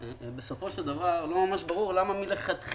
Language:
Hebrew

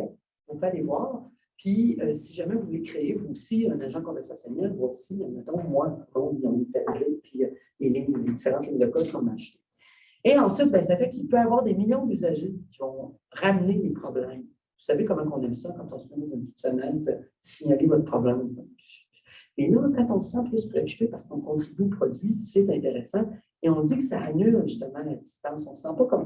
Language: French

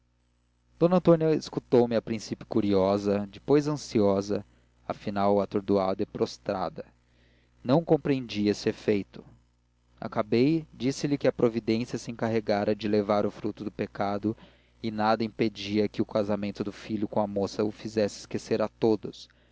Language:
Portuguese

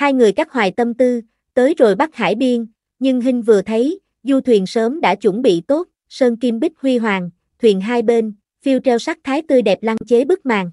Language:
Vietnamese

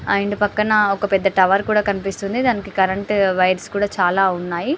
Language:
Telugu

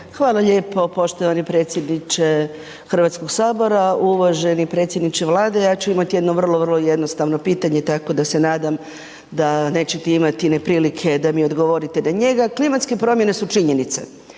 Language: Croatian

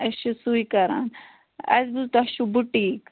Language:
Kashmiri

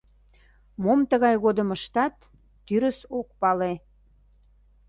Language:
Mari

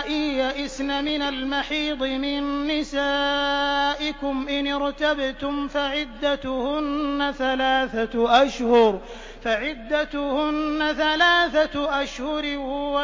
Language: Arabic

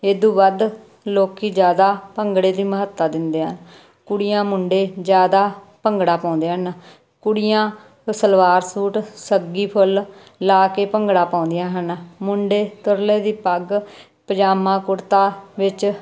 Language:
Punjabi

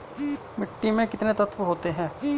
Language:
Hindi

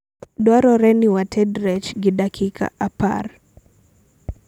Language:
Luo (Kenya and Tanzania)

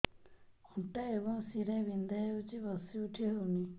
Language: Odia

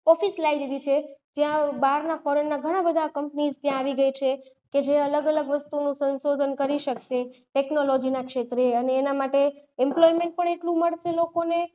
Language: Gujarati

